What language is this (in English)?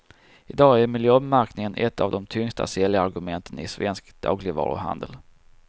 Swedish